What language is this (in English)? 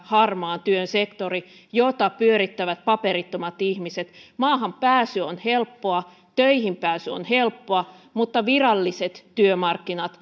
Finnish